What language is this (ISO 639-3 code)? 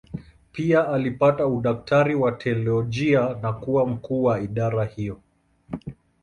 swa